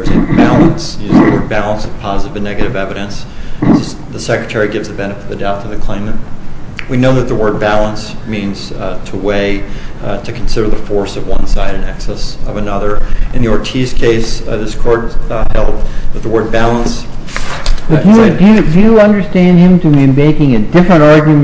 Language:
English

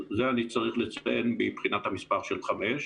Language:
Hebrew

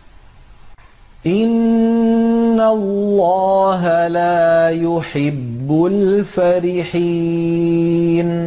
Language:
Arabic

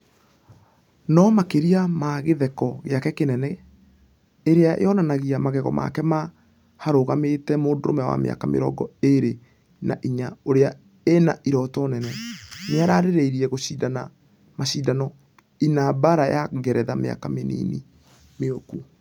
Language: Kikuyu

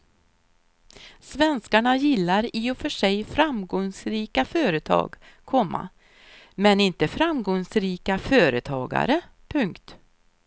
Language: Swedish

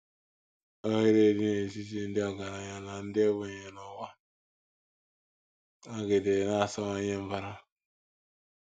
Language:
Igbo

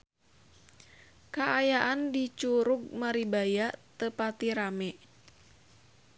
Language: Sundanese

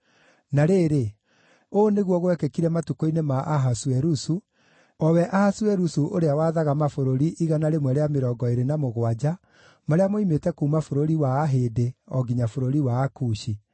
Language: Kikuyu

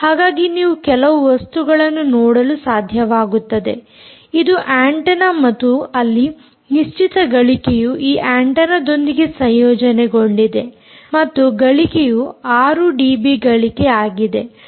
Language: Kannada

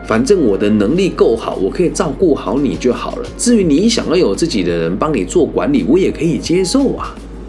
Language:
Chinese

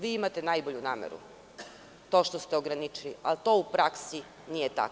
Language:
Serbian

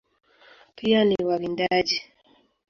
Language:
Swahili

